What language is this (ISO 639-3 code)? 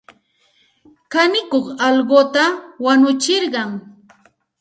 qxt